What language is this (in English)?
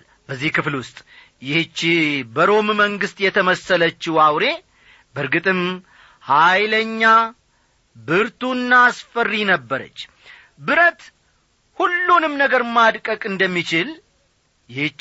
Amharic